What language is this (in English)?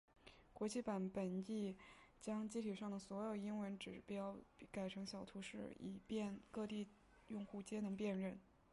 Chinese